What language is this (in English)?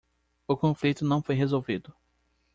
Portuguese